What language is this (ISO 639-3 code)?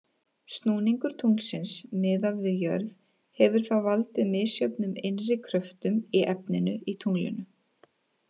isl